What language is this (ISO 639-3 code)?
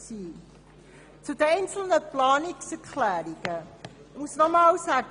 gsw